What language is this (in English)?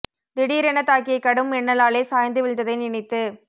Tamil